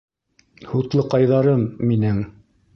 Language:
Bashkir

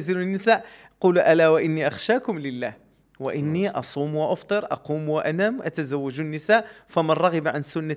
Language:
Arabic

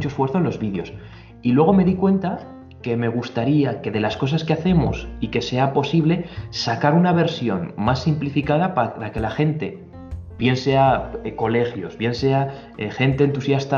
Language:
Spanish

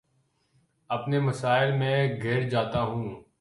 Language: Urdu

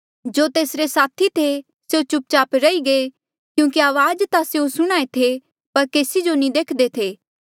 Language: Mandeali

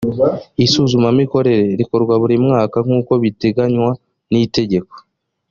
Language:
Kinyarwanda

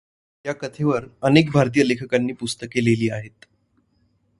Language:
Marathi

